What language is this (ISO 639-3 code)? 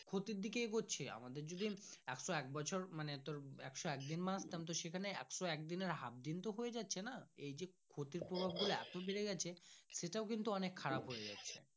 ben